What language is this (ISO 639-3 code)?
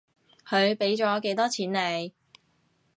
yue